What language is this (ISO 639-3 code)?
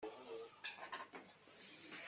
fas